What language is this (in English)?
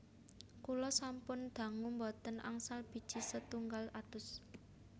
Javanese